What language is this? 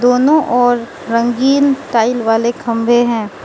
Hindi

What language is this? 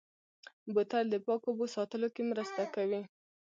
Pashto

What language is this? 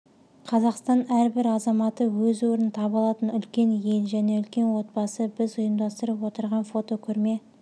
Kazakh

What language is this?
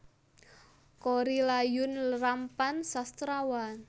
Javanese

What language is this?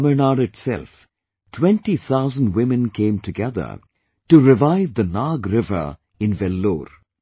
English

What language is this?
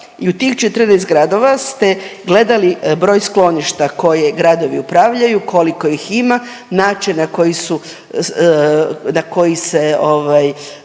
Croatian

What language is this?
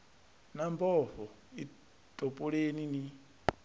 Venda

